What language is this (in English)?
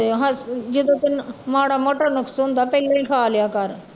Punjabi